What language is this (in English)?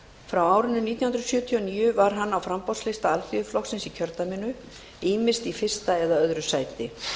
Icelandic